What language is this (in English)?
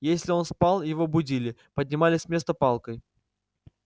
Russian